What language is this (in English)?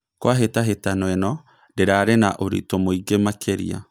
Kikuyu